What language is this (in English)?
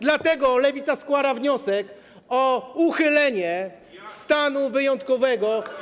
Polish